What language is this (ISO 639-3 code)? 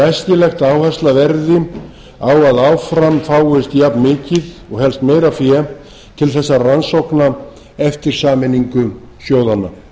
isl